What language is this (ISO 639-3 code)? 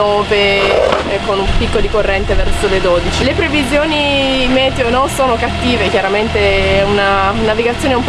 ita